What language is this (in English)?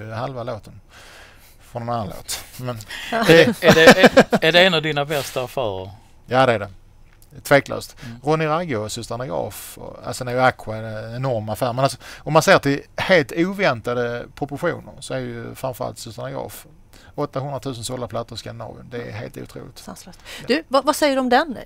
Swedish